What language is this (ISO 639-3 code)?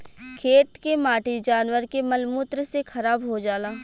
bho